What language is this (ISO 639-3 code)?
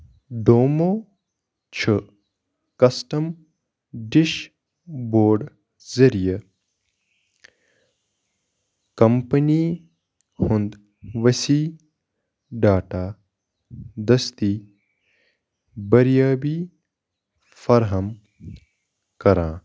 kas